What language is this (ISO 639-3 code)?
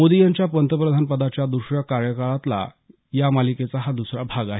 mar